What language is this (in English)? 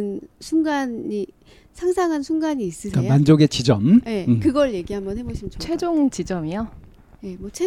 Korean